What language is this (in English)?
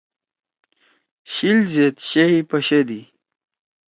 Torwali